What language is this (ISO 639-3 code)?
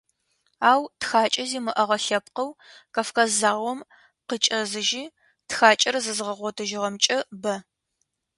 ady